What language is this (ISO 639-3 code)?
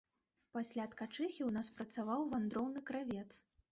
bel